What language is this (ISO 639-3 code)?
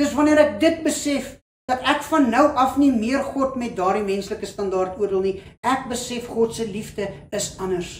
nld